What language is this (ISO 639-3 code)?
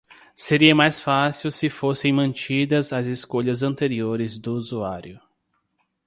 por